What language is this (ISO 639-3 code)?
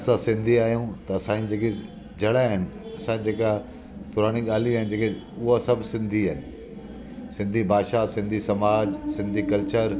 snd